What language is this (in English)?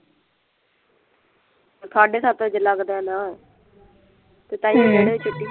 Punjabi